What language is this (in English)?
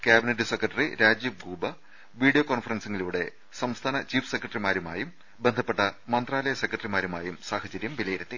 Malayalam